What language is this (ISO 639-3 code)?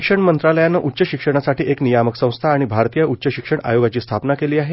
mar